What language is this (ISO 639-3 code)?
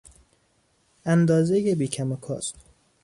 fas